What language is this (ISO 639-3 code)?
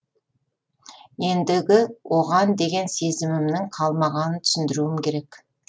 kaz